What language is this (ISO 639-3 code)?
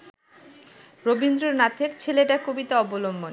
ben